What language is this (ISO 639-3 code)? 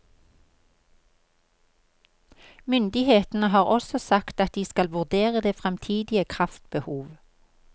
nor